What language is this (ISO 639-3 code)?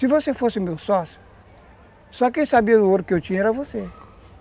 por